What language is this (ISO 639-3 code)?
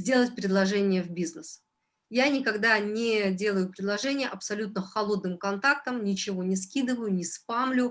rus